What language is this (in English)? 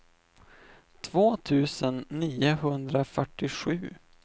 Swedish